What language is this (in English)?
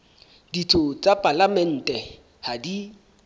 Southern Sotho